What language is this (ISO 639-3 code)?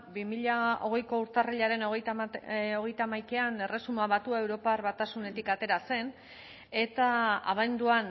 eus